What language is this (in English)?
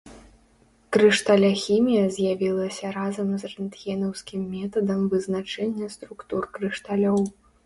Belarusian